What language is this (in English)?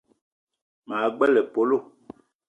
Eton (Cameroon)